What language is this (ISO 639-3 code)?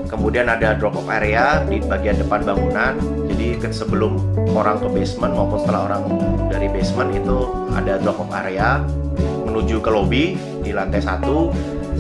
ind